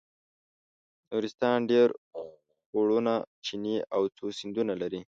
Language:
Pashto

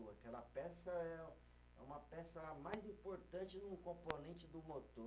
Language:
Portuguese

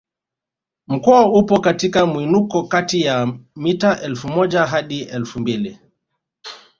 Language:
Swahili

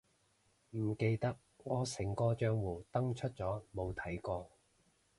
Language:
Cantonese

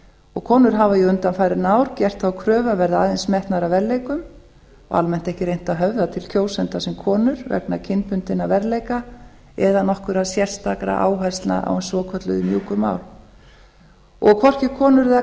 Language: Icelandic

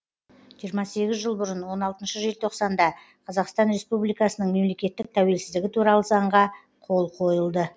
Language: Kazakh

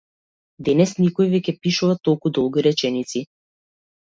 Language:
Macedonian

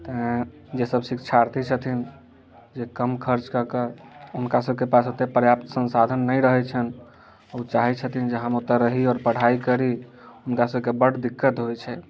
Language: Maithili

